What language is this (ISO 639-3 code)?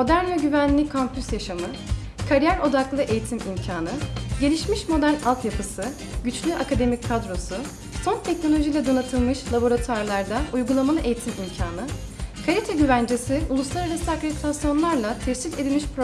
tur